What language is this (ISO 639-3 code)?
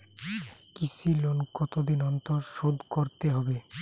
ben